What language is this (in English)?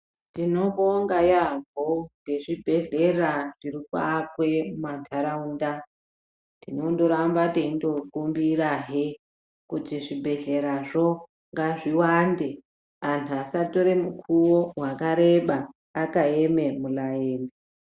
Ndau